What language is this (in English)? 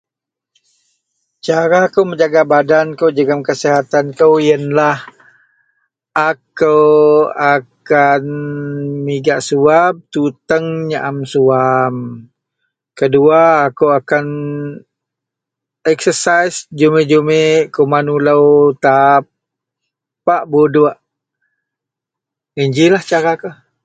Central Melanau